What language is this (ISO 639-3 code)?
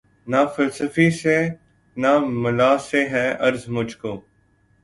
urd